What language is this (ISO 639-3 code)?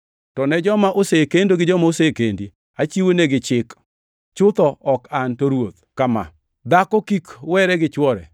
luo